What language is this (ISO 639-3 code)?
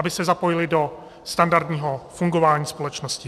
ces